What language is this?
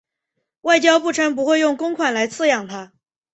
Chinese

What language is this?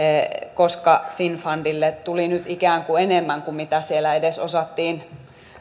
Finnish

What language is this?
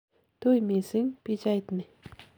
Kalenjin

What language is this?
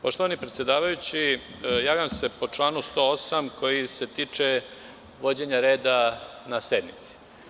Serbian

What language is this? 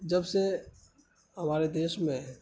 Urdu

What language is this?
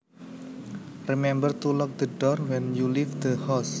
Javanese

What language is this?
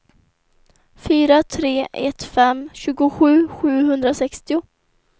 Swedish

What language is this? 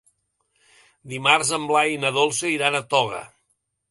Catalan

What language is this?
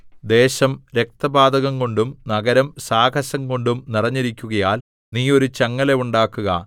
Malayalam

